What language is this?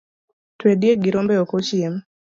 Luo (Kenya and Tanzania)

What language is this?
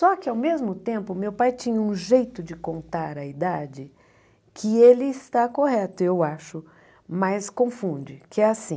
Portuguese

